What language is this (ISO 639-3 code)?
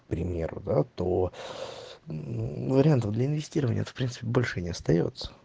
rus